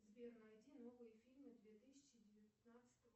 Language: Russian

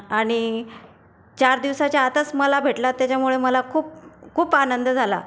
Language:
Marathi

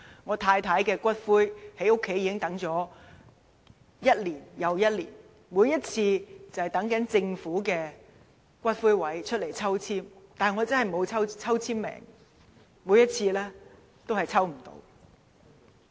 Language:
Cantonese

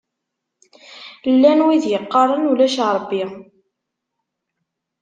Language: Kabyle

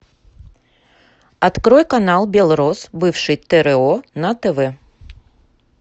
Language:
Russian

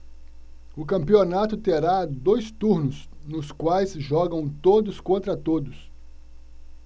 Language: Portuguese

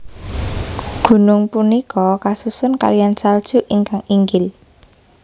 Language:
Javanese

